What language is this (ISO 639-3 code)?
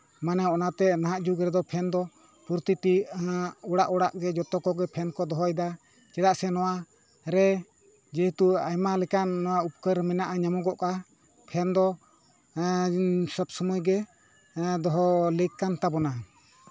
sat